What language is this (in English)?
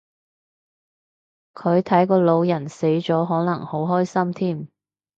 Cantonese